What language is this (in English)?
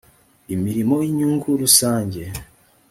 Kinyarwanda